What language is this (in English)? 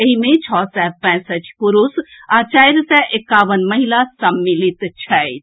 Maithili